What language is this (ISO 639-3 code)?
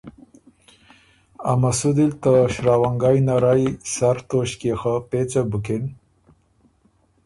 oru